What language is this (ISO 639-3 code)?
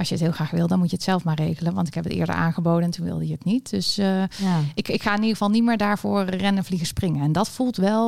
nld